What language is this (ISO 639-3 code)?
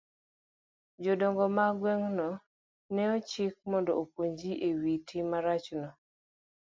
luo